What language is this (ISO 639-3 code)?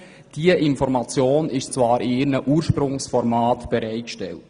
gsw